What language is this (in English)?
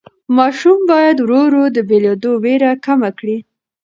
Pashto